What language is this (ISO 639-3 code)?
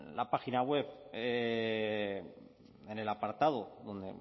spa